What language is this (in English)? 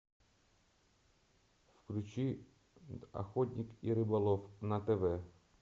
Russian